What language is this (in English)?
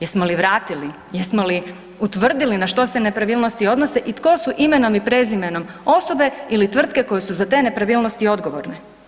Croatian